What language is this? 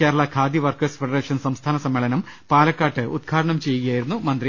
Malayalam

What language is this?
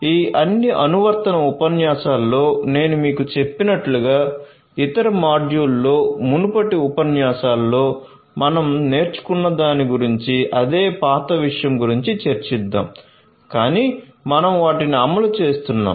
Telugu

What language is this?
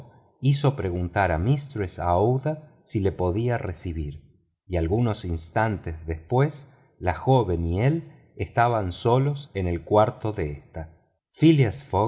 Spanish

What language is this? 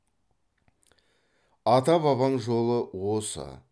Kazakh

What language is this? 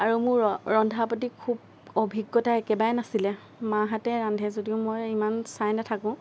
Assamese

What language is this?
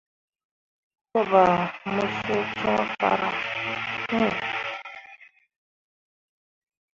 Mundang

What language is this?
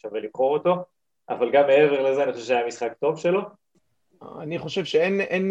Hebrew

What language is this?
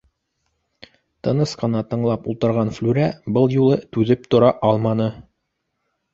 Bashkir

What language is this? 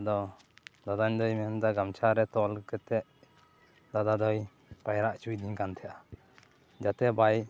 Santali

